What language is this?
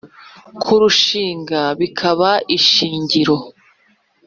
Kinyarwanda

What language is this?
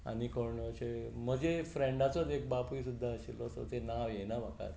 Konkani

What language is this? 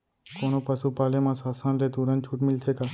Chhattisgarhi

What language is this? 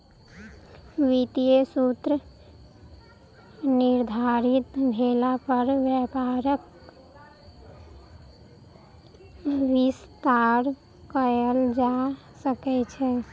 Maithili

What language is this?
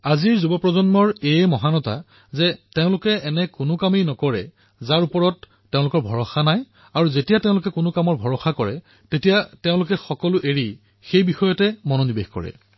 Assamese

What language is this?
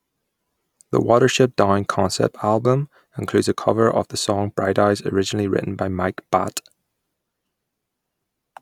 English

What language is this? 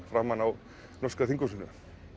Icelandic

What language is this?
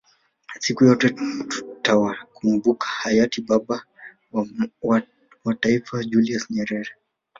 Swahili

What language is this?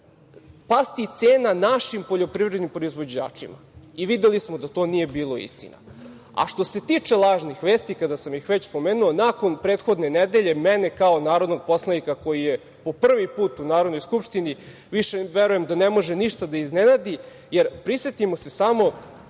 Serbian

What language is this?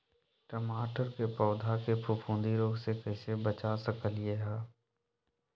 Magahi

